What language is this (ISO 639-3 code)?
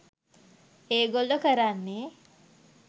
sin